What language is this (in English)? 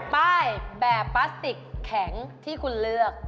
Thai